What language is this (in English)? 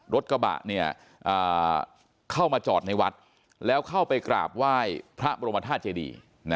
Thai